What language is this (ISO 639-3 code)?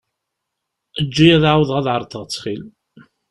kab